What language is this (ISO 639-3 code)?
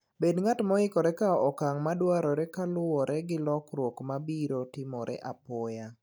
luo